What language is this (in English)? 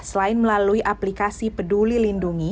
Indonesian